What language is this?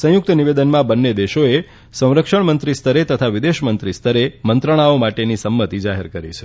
Gujarati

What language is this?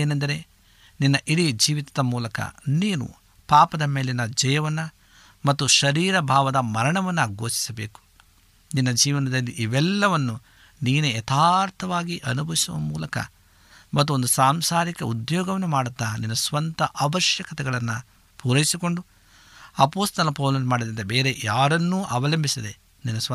Kannada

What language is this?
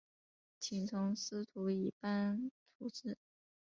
Chinese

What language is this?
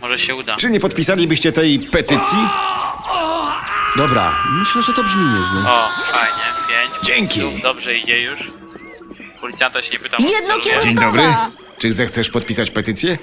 Polish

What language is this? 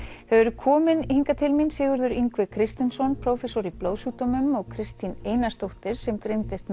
Icelandic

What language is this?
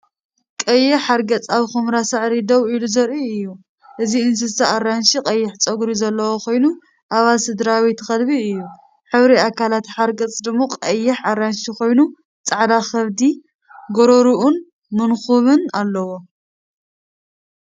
Tigrinya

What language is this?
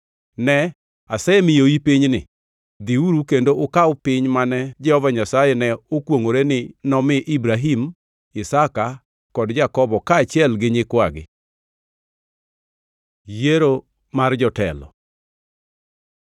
Luo (Kenya and Tanzania)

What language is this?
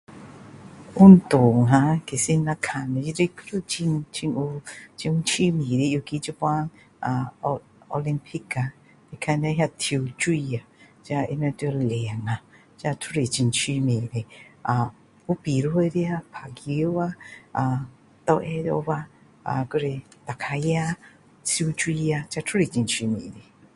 Min Dong Chinese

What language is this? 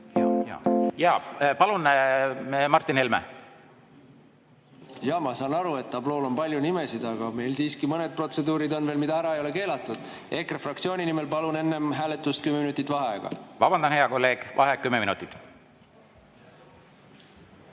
Estonian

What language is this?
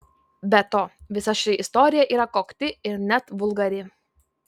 Lithuanian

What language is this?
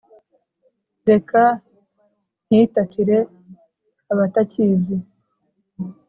Kinyarwanda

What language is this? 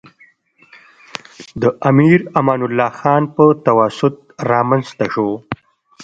Pashto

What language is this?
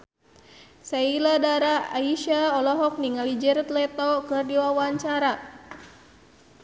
Sundanese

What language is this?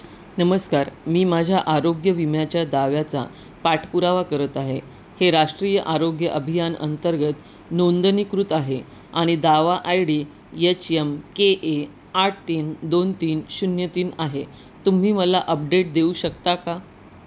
Marathi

